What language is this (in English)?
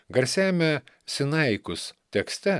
Lithuanian